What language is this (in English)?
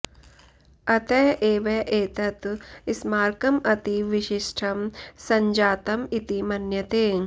Sanskrit